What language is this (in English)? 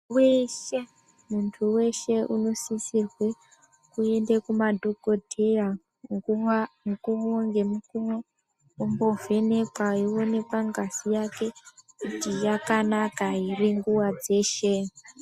Ndau